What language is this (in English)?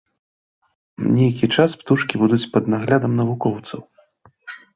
Belarusian